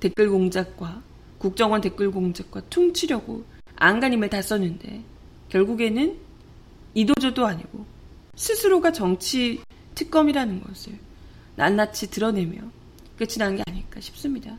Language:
Korean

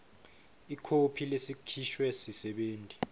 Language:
Swati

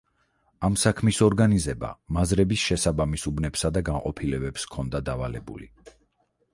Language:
Georgian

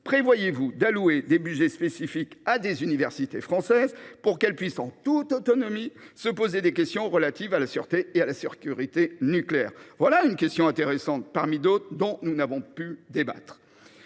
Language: French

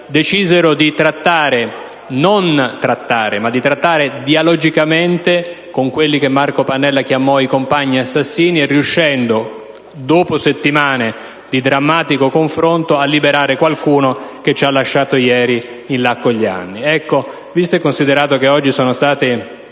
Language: Italian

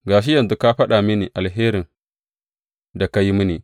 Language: Hausa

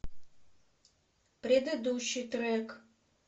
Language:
Russian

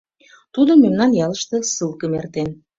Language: Mari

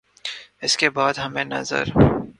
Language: Urdu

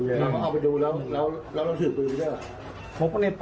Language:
Thai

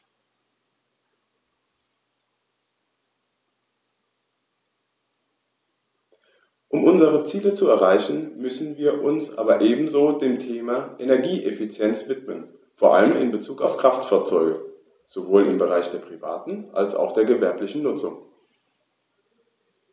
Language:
German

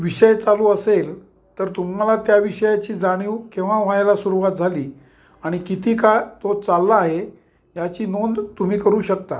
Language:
Marathi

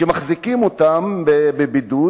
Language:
Hebrew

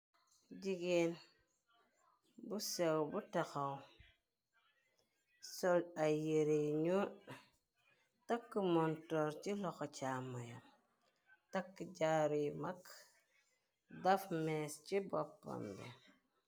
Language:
Wolof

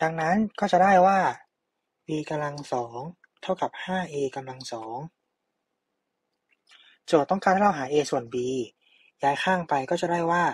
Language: Thai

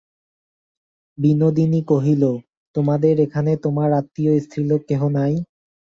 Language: Bangla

